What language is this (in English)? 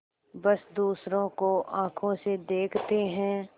Hindi